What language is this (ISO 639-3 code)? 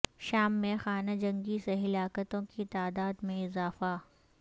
urd